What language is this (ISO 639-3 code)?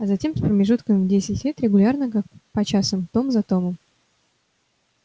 rus